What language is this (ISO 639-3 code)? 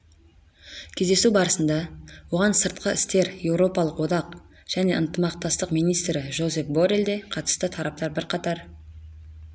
kaz